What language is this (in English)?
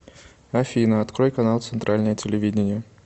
Russian